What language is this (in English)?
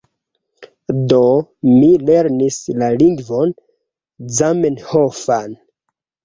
Esperanto